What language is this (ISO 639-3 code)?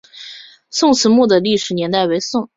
zho